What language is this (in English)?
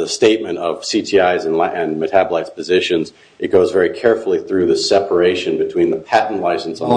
English